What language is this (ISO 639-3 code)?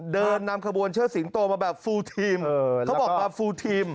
tha